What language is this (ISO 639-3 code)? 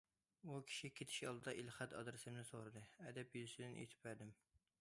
uig